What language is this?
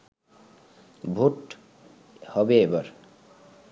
Bangla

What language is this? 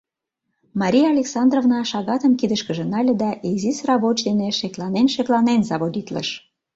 Mari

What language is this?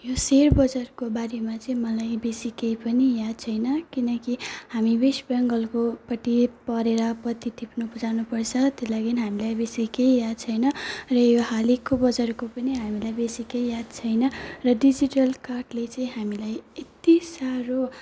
Nepali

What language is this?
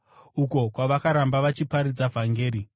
Shona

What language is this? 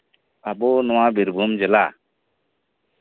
Santali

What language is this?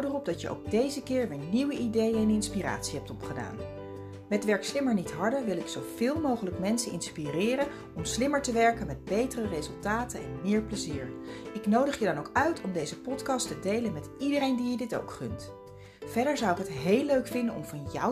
Dutch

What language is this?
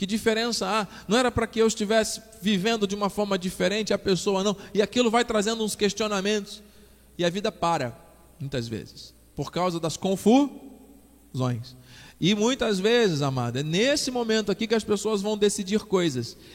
Portuguese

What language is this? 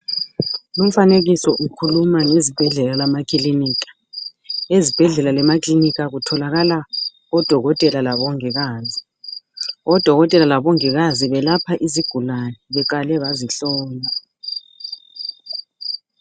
North Ndebele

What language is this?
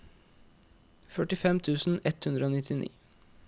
Norwegian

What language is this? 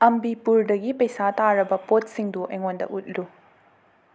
Manipuri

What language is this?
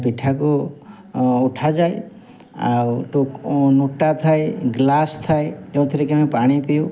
Odia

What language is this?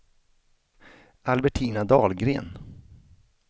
Swedish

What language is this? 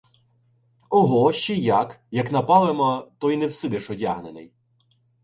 Ukrainian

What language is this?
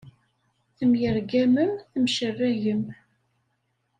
Kabyle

